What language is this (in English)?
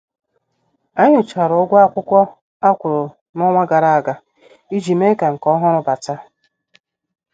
Igbo